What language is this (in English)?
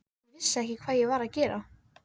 Icelandic